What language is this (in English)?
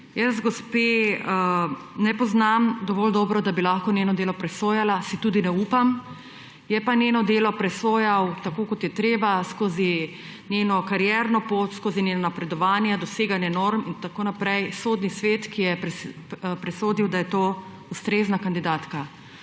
Slovenian